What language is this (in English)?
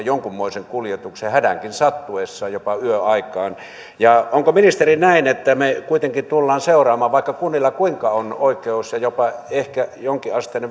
Finnish